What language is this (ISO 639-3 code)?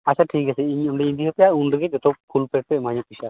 sat